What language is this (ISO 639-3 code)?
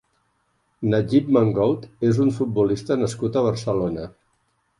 cat